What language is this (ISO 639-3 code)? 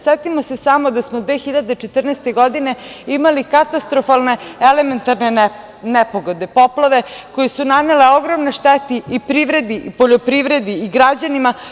srp